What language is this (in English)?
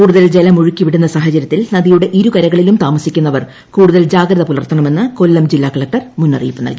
Malayalam